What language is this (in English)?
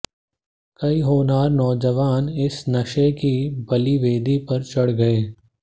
Hindi